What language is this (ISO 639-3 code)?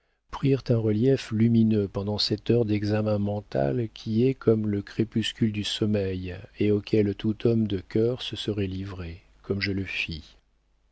fra